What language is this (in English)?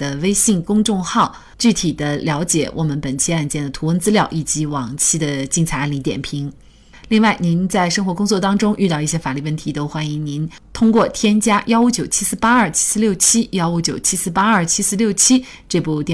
Chinese